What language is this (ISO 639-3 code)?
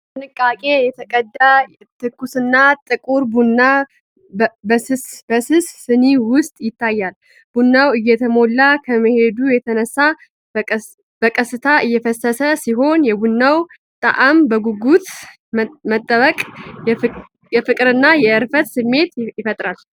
amh